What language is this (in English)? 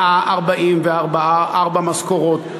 Hebrew